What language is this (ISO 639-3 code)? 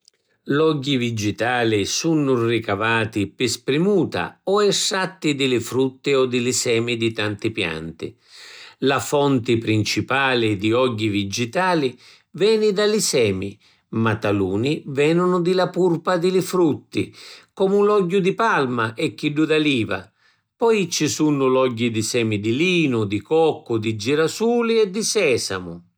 scn